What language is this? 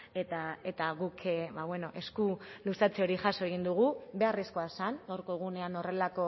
Basque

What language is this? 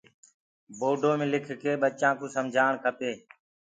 Gurgula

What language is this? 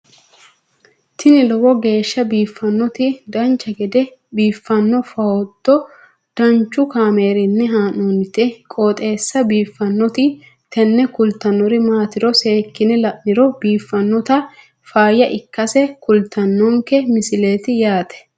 Sidamo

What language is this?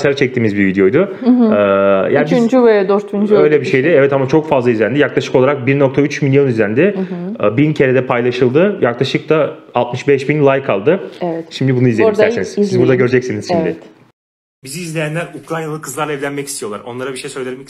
Turkish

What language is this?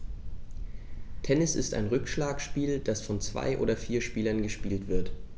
German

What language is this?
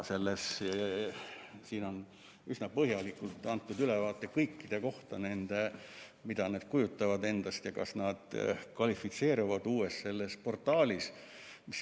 Estonian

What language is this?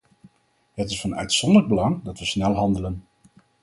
Dutch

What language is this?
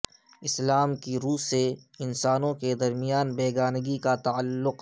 Urdu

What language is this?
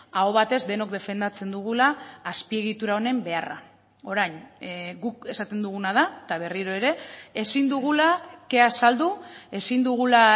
Basque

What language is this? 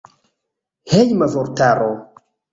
Esperanto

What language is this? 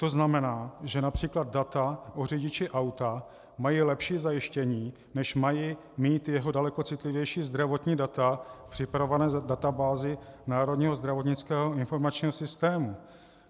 Czech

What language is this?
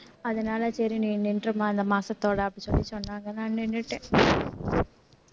Tamil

